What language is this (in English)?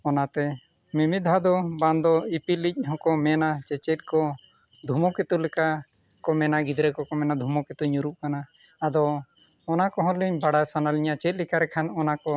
Santali